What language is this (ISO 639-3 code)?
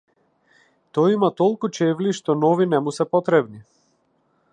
mkd